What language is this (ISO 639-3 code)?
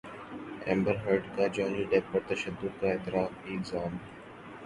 urd